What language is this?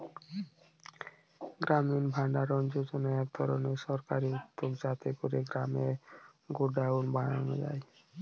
Bangla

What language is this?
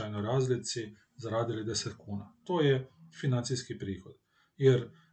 Croatian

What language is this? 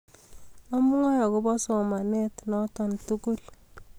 Kalenjin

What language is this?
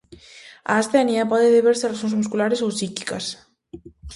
Galician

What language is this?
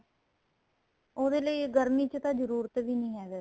Punjabi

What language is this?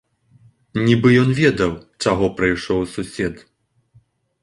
Belarusian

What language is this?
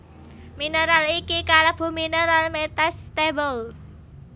Javanese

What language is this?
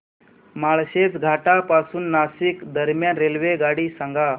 Marathi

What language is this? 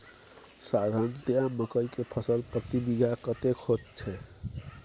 Maithili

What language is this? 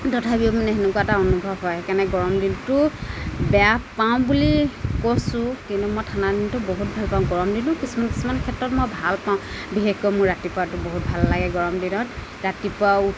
Assamese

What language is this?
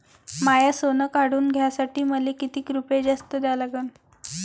Marathi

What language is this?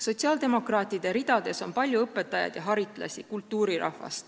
Estonian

